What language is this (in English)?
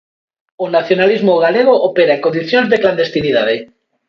Galician